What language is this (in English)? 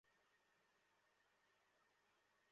Bangla